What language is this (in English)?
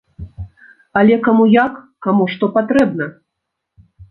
Belarusian